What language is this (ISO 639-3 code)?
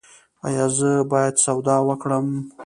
pus